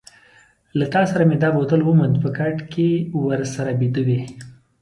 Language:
Pashto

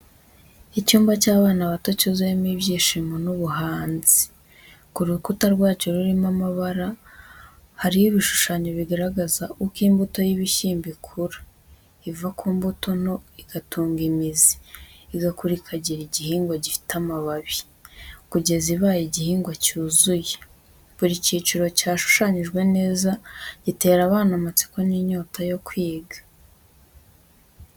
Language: Kinyarwanda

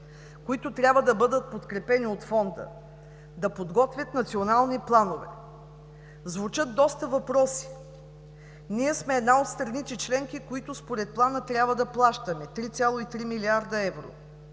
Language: Bulgarian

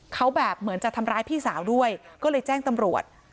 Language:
Thai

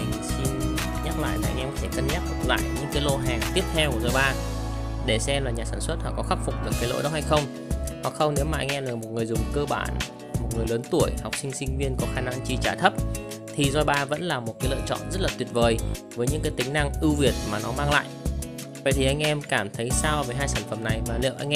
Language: Vietnamese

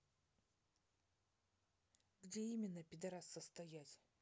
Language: Russian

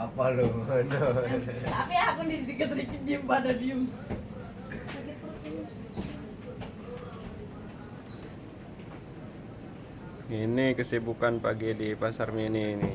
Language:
Indonesian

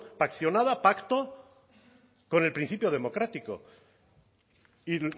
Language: Spanish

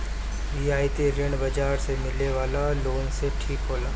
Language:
Bhojpuri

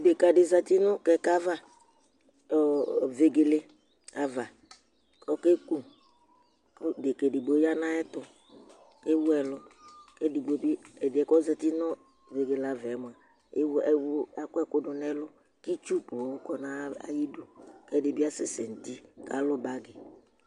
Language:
Ikposo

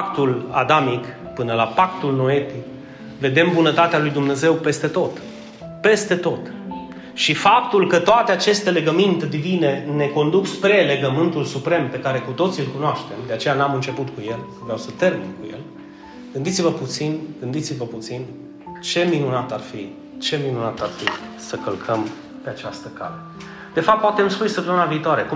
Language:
Romanian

